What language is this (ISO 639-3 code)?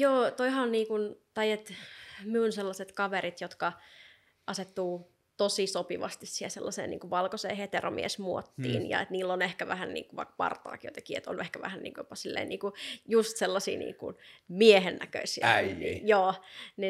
fin